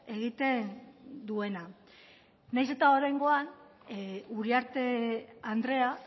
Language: Basque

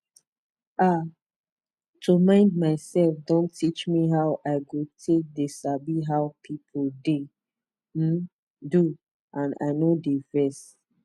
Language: Nigerian Pidgin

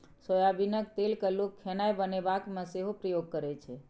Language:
Maithili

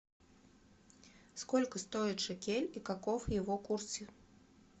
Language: Russian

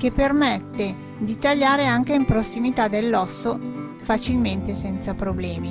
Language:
Italian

